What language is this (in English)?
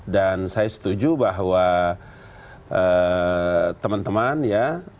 Indonesian